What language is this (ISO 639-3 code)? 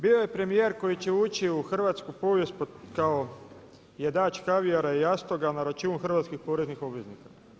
hrv